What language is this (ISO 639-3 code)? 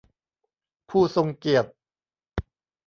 tha